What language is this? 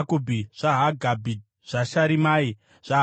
Shona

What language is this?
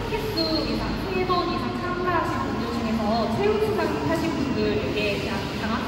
Korean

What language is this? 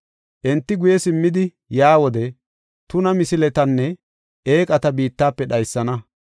Gofa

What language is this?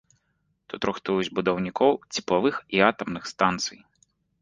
Belarusian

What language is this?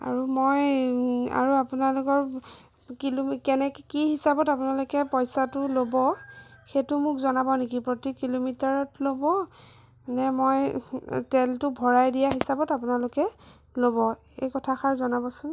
Assamese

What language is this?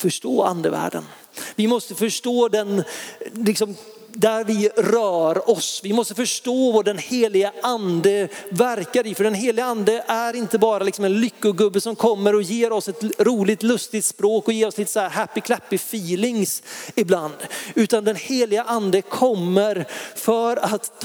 Swedish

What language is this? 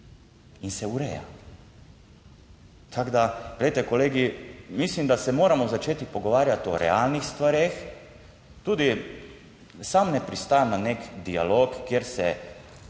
Slovenian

